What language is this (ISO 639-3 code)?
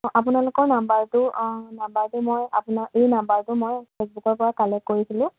asm